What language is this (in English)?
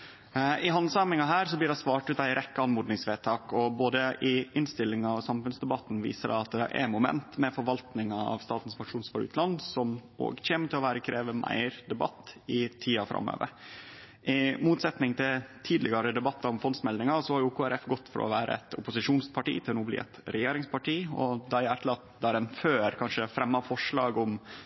Norwegian Nynorsk